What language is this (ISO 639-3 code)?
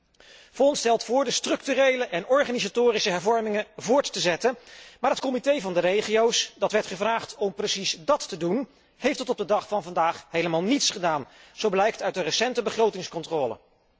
nld